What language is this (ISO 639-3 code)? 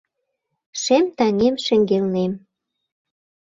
chm